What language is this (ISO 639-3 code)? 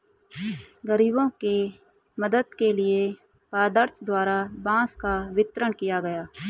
hin